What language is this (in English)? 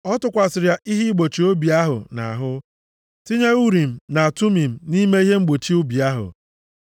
Igbo